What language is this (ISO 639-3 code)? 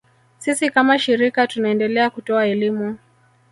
swa